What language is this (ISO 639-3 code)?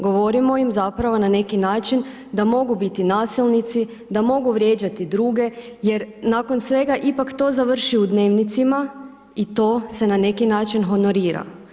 hrv